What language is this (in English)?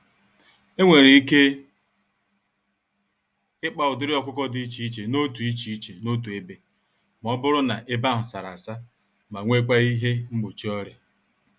Igbo